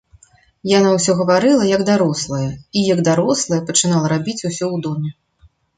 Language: Belarusian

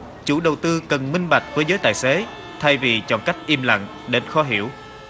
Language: Vietnamese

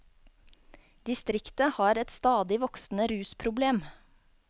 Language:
Norwegian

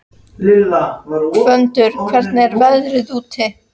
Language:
Icelandic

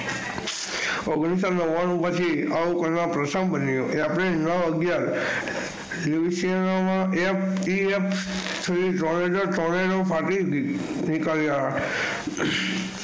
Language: Gujarati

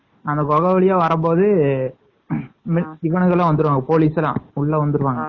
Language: Tamil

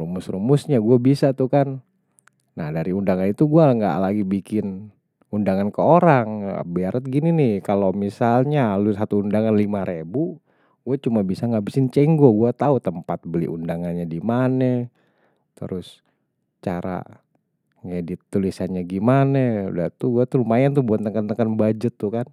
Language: Betawi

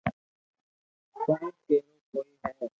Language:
Loarki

